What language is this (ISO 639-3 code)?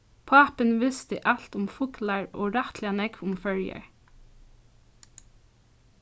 fao